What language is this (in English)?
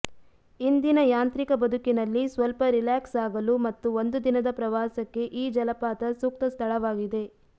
Kannada